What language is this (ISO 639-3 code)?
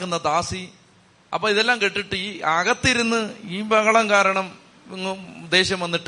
mal